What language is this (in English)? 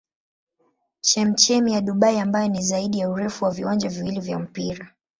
Swahili